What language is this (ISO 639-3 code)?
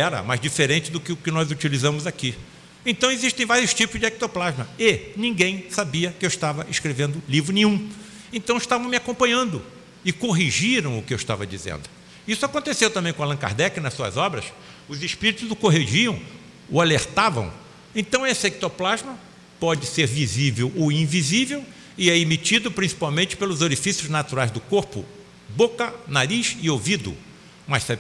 por